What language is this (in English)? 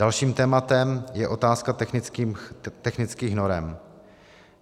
Czech